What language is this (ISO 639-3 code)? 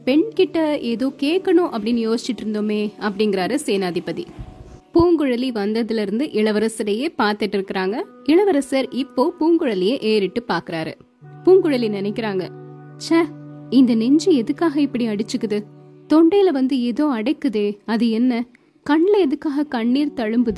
tam